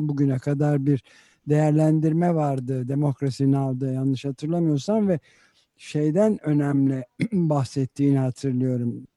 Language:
Turkish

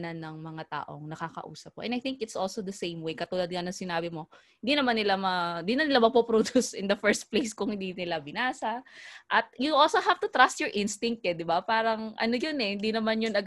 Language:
Filipino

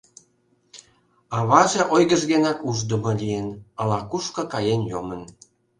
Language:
Mari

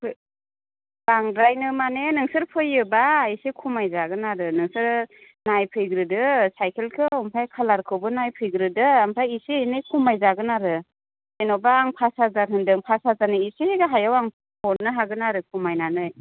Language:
Bodo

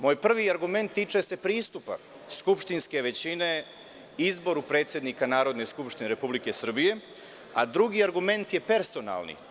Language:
Serbian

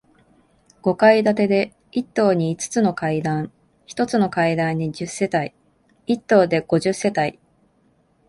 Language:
Japanese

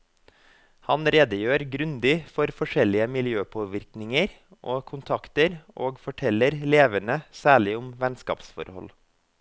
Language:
Norwegian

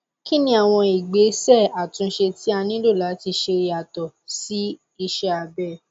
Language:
Yoruba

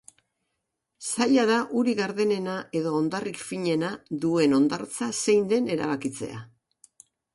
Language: Basque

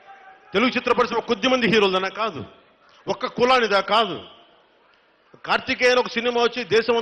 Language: Turkish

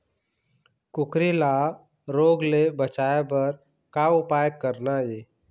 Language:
Chhattisgarhi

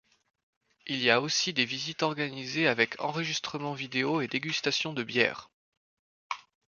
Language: French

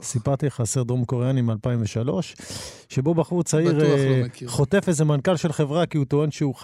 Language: Hebrew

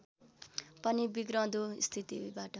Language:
Nepali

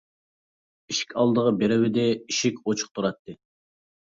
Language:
Uyghur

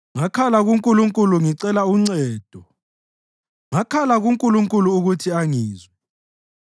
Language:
North Ndebele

